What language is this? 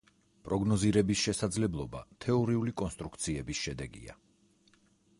Georgian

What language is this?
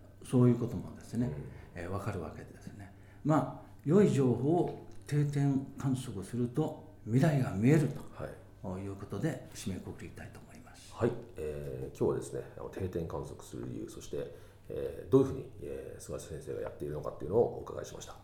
Japanese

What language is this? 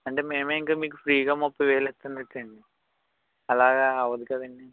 Telugu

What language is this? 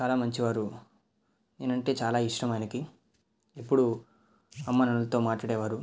Telugu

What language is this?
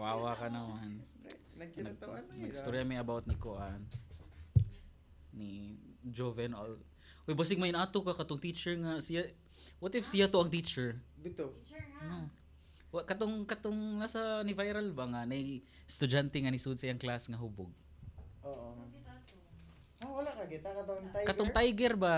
Filipino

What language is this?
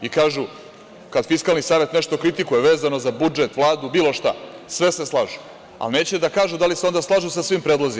Serbian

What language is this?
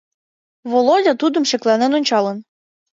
Mari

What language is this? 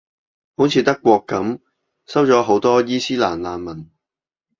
Cantonese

